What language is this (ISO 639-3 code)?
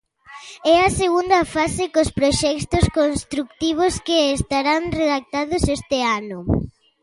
glg